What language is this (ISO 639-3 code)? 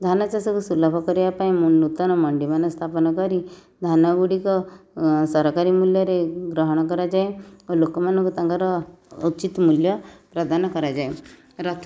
ori